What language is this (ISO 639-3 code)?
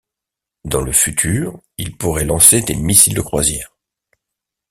fra